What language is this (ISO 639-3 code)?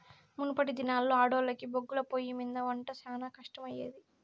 tel